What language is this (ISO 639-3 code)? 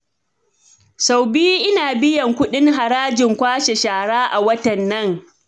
hau